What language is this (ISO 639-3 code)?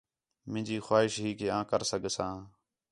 xhe